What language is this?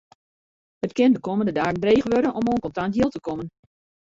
Western Frisian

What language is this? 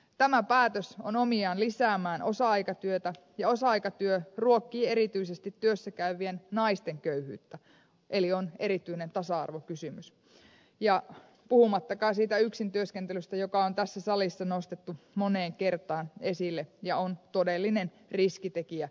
Finnish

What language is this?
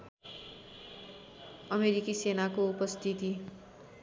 Nepali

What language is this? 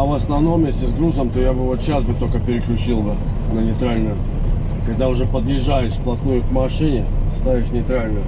Russian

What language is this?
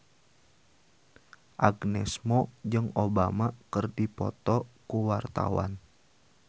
Sundanese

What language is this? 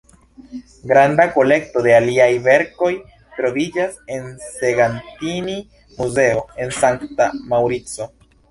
Esperanto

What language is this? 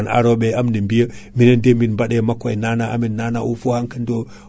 Fula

